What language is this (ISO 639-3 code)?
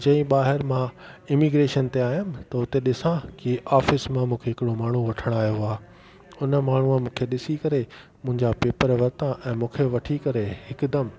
snd